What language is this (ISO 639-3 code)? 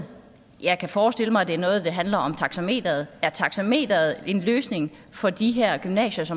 dan